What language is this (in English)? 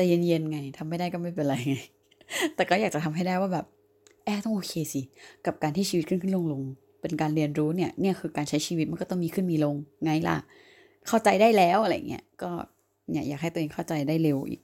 Thai